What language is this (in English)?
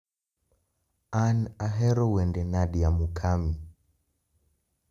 Luo (Kenya and Tanzania)